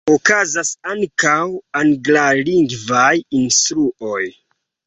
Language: Esperanto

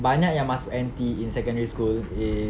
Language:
English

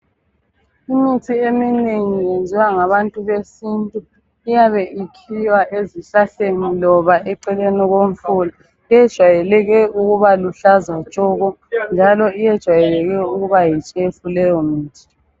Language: North Ndebele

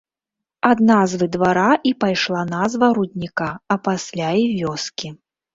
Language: Belarusian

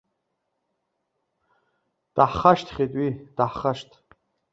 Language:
Abkhazian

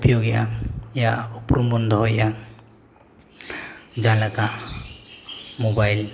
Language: Santali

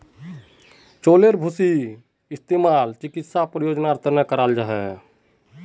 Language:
Magahi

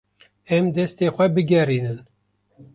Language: Kurdish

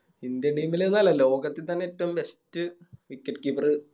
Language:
Malayalam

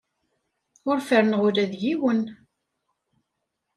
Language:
Kabyle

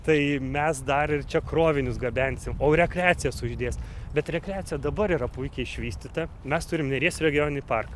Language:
Lithuanian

